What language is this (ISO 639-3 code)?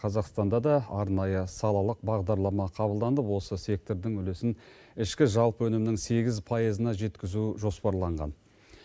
kaz